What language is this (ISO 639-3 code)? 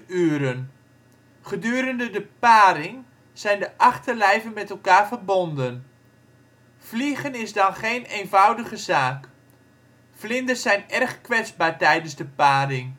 nld